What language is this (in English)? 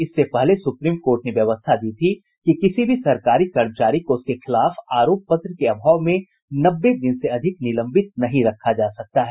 Hindi